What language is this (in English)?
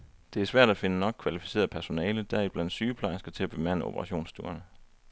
Danish